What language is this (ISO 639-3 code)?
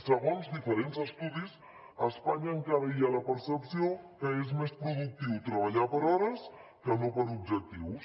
cat